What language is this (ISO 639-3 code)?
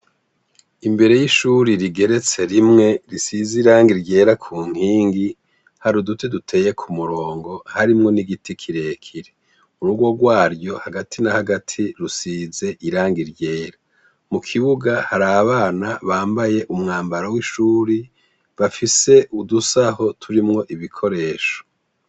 run